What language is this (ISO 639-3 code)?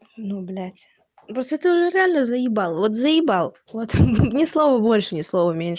rus